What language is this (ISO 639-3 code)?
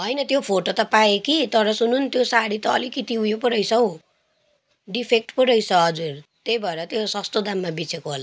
nep